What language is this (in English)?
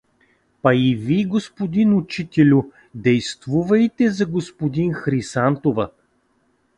Bulgarian